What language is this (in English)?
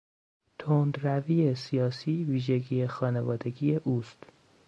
Persian